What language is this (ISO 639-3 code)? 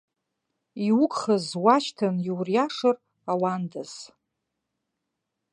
abk